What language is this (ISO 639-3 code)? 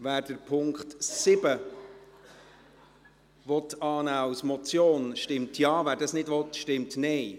gsw